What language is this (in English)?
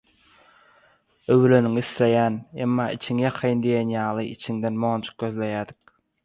Turkmen